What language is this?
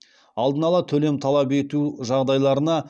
Kazakh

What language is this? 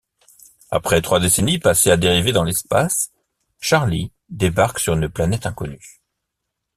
French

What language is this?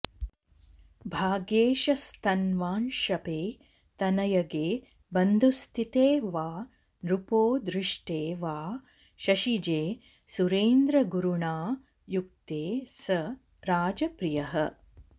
Sanskrit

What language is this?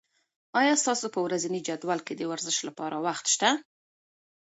Pashto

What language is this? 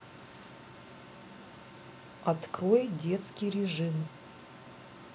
Russian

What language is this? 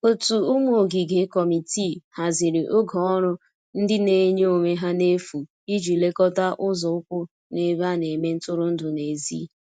Igbo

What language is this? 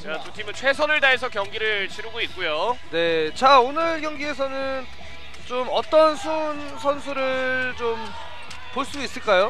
Korean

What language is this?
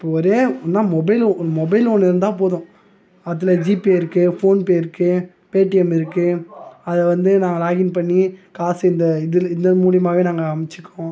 Tamil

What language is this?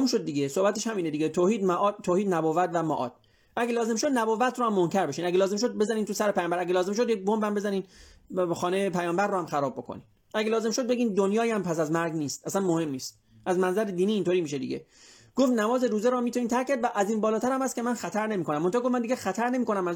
Persian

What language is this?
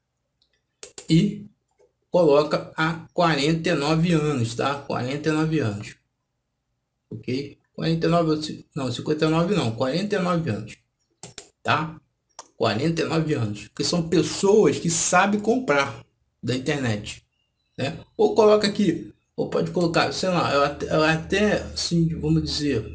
Portuguese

